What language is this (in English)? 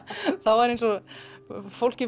Icelandic